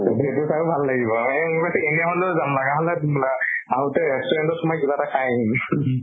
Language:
Assamese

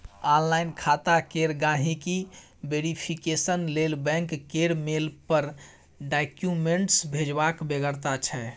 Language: Maithili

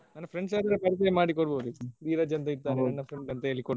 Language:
Kannada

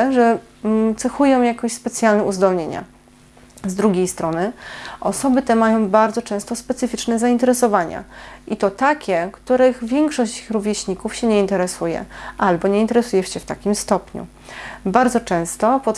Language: Polish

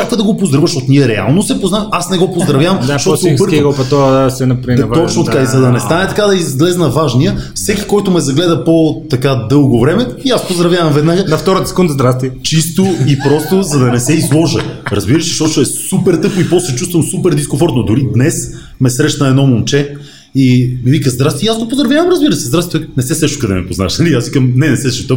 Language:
Bulgarian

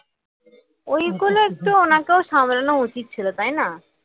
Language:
Bangla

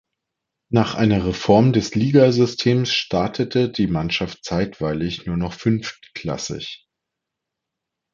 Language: German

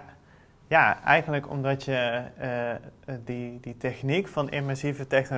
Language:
Dutch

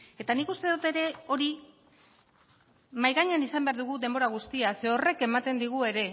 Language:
Basque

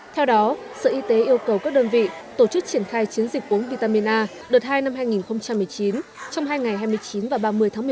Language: Vietnamese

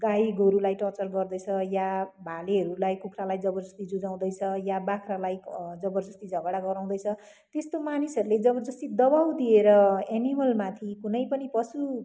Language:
Nepali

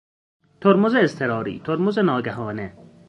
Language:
Persian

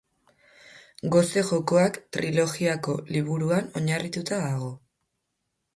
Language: Basque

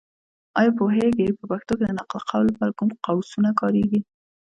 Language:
Pashto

